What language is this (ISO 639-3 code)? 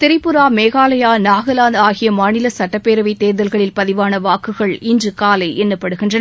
tam